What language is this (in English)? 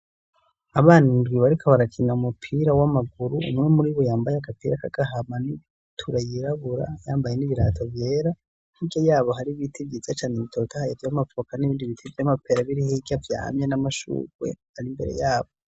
Rundi